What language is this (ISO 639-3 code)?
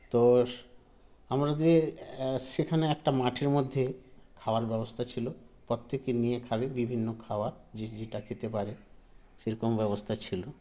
ben